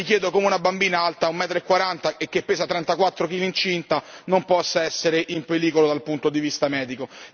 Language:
Italian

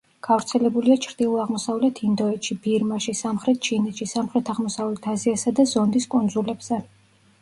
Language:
Georgian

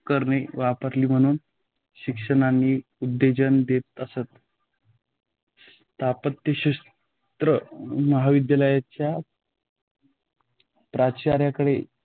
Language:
Marathi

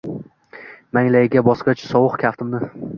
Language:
Uzbek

